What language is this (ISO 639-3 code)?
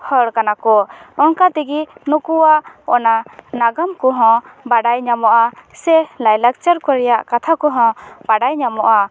sat